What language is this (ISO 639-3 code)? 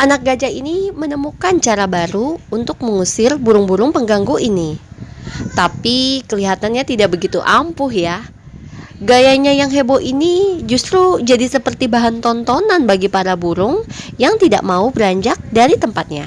ind